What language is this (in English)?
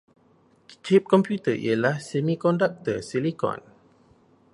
Malay